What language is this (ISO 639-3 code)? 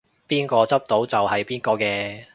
yue